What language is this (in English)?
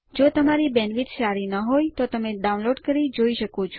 Gujarati